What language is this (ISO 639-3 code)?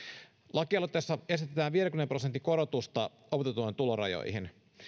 fin